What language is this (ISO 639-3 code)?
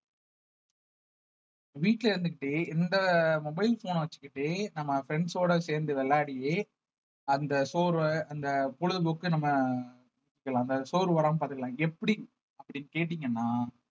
tam